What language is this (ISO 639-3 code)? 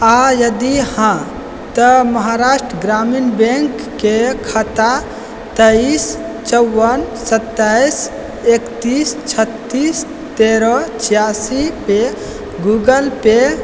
mai